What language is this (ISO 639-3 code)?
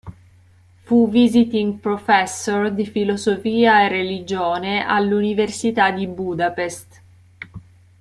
ita